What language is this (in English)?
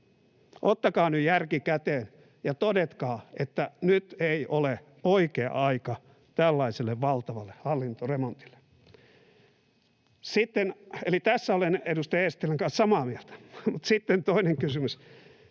Finnish